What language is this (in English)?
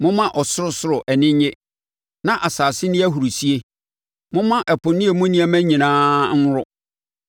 Akan